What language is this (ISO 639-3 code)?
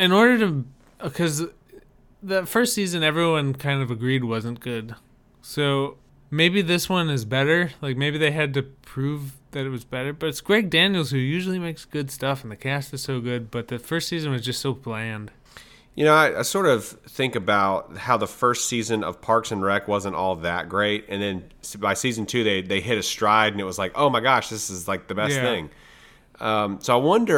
eng